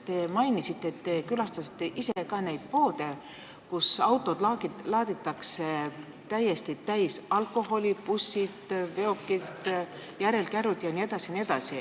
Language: Estonian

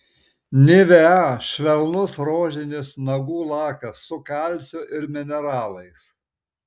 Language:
Lithuanian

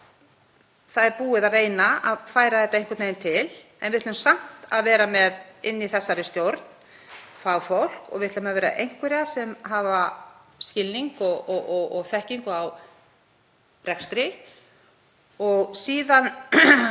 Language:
Icelandic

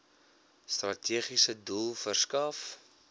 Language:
Afrikaans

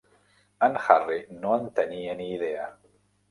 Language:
Catalan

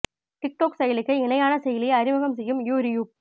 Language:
Tamil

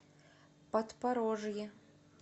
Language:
Russian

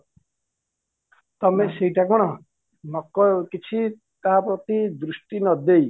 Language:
Odia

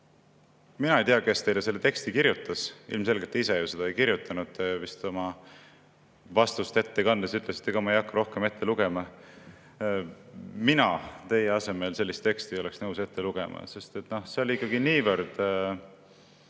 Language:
Estonian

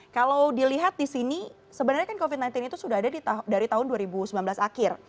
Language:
Indonesian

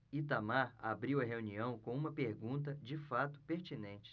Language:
Portuguese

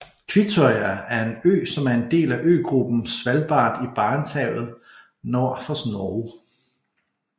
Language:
Danish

